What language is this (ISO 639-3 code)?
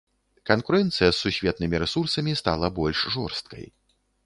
bel